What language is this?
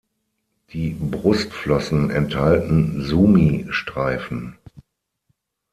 German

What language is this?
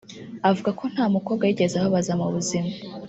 Kinyarwanda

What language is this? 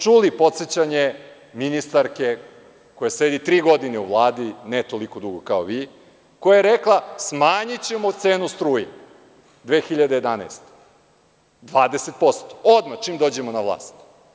Serbian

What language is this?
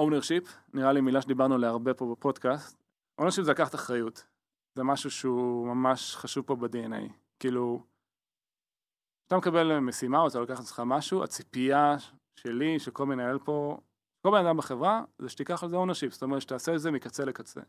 Hebrew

